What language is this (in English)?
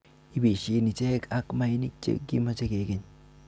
Kalenjin